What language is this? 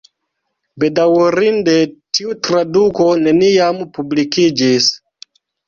Esperanto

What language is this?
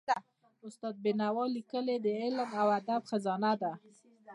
Pashto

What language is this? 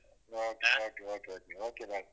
Kannada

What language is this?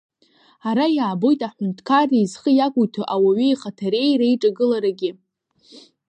Abkhazian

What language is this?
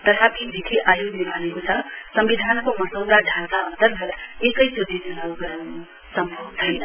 Nepali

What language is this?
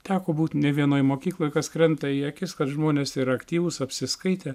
Lithuanian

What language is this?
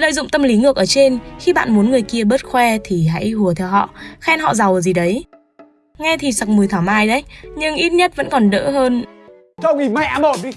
Vietnamese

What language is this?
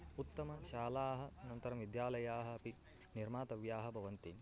Sanskrit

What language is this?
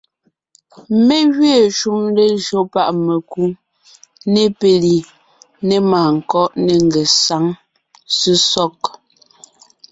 Ngiemboon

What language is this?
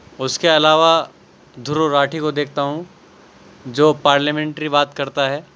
Urdu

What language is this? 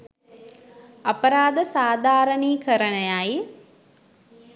Sinhala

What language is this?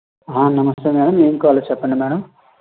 Telugu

